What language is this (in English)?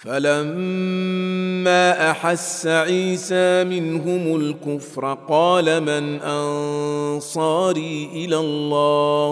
Arabic